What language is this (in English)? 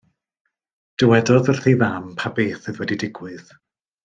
Welsh